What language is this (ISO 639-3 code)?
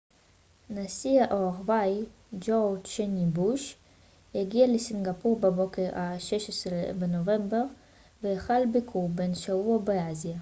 heb